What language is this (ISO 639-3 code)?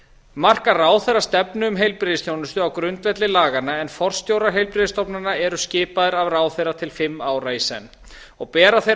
isl